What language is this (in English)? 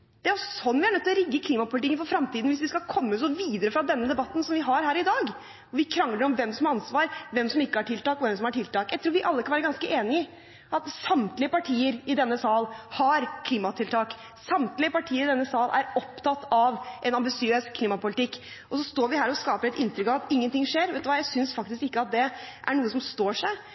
Norwegian Bokmål